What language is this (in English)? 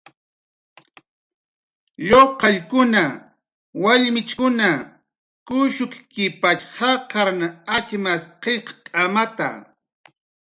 Jaqaru